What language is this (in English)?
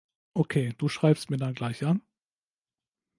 German